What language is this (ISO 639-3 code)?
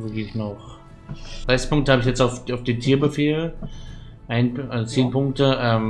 deu